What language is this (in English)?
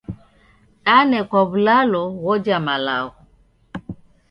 Taita